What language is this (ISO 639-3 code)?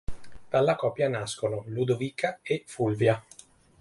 ita